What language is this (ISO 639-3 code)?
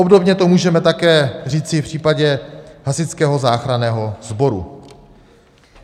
ces